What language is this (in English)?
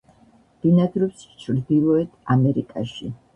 Georgian